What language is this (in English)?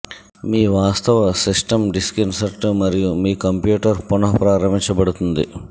Telugu